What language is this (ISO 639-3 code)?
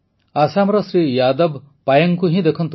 ori